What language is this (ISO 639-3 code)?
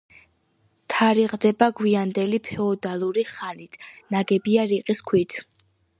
kat